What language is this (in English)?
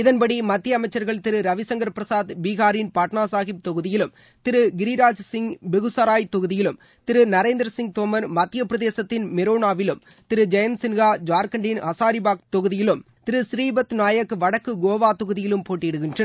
Tamil